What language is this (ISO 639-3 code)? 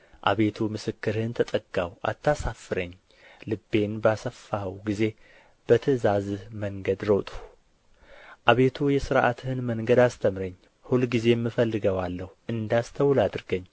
amh